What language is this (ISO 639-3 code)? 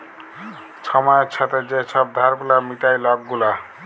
ben